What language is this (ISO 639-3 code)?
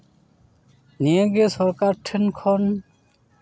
sat